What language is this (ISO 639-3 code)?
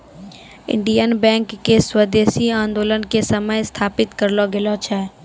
mai